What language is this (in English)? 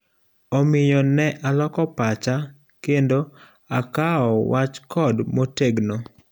Luo (Kenya and Tanzania)